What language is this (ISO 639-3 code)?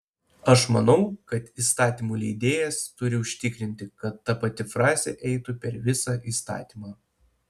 lit